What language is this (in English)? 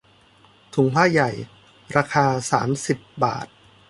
Thai